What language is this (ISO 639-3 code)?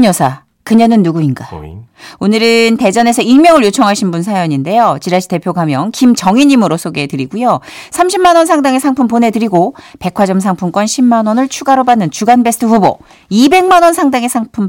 kor